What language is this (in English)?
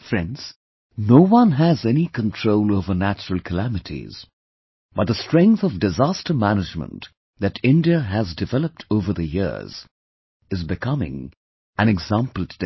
English